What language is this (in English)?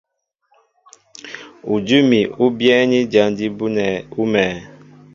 Mbo (Cameroon)